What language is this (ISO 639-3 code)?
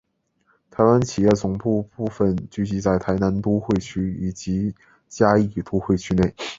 zho